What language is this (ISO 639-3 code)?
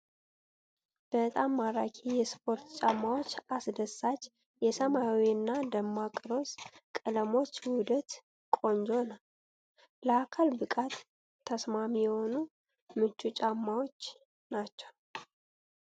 amh